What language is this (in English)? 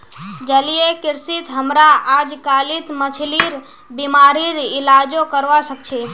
Magahi